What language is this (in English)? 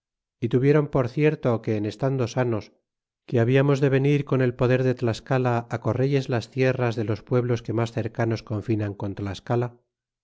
Spanish